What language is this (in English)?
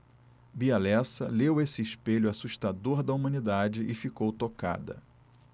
Portuguese